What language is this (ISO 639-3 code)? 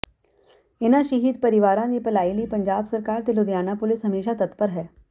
pan